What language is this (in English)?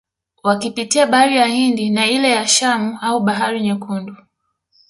Swahili